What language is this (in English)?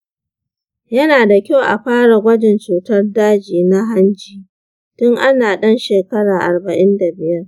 Hausa